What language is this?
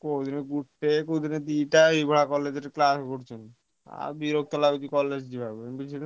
Odia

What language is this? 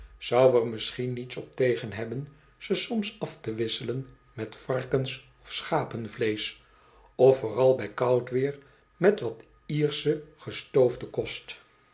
Dutch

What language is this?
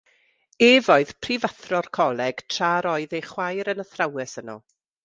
Welsh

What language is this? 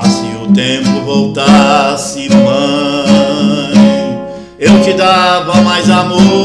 Portuguese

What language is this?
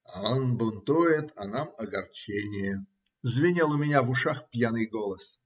Russian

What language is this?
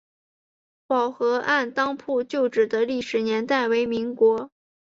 Chinese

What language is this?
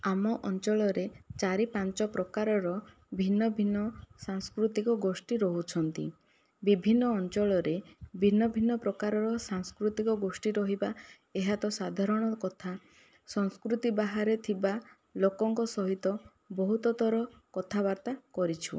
Odia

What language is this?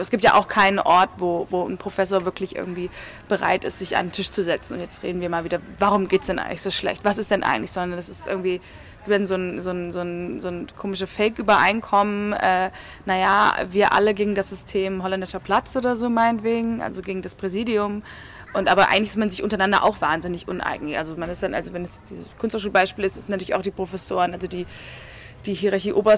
German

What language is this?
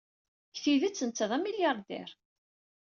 Kabyle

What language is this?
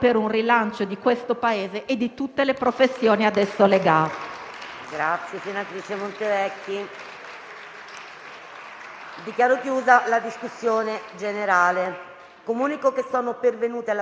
Italian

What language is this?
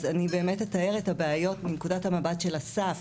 Hebrew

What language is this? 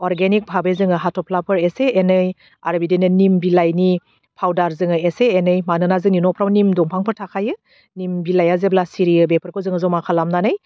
Bodo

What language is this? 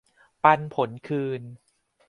Thai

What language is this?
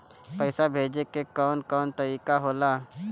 Bhojpuri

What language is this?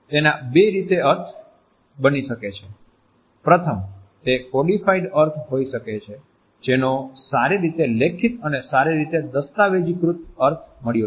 Gujarati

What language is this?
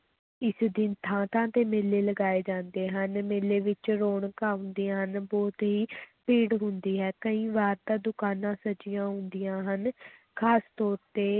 Punjabi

